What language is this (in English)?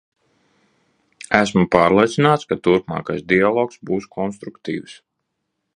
Latvian